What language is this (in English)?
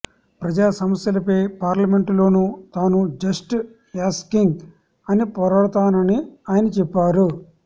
Telugu